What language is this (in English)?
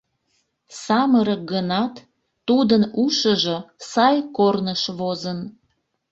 Mari